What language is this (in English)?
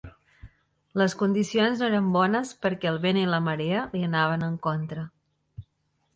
Catalan